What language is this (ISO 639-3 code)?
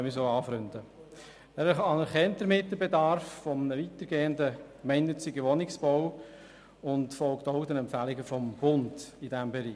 gsw